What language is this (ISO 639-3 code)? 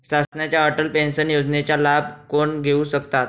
mar